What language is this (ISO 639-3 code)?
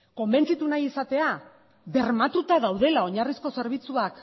eus